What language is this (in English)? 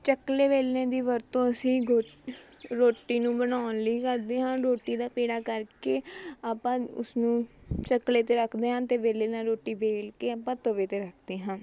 Punjabi